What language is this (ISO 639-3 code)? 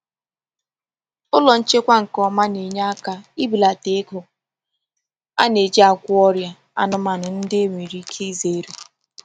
ibo